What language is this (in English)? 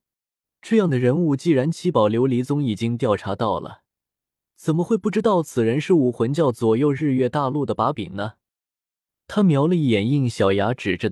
Chinese